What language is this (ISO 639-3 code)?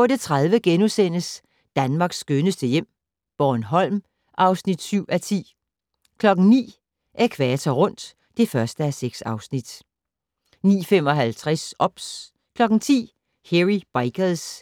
dan